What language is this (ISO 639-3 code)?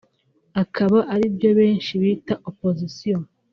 kin